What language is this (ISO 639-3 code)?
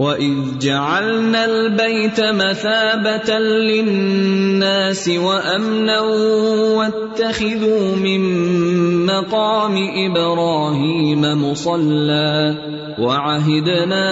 urd